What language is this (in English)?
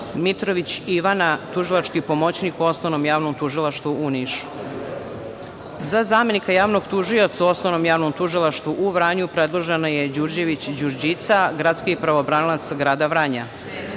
Serbian